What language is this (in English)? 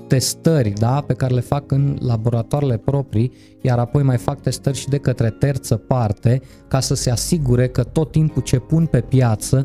Romanian